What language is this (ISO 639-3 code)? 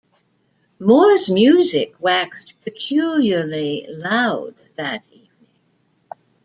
eng